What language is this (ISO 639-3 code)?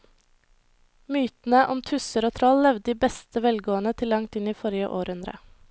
nor